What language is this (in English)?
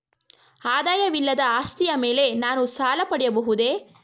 Kannada